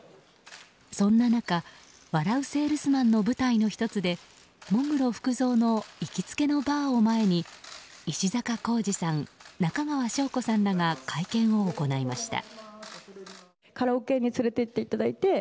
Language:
Japanese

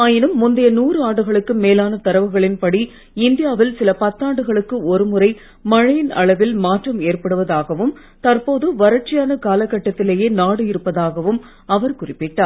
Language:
Tamil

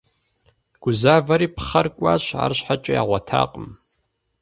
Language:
Kabardian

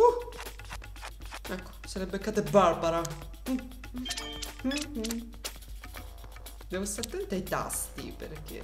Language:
Italian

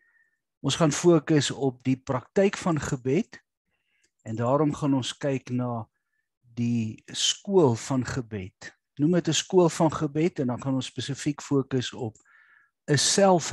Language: Dutch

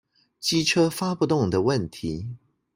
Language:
Chinese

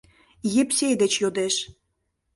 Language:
Mari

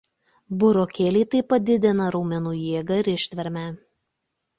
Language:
Lithuanian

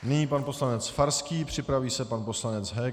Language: Czech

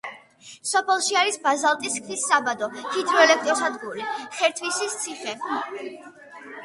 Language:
Georgian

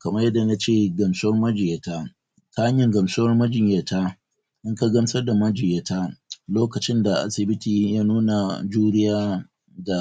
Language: Hausa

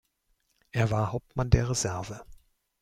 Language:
German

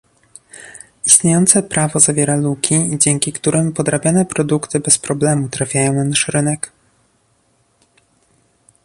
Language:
Polish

